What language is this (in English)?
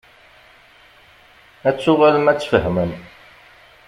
Kabyle